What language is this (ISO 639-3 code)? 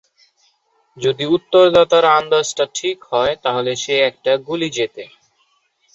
ben